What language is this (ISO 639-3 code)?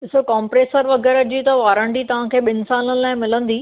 snd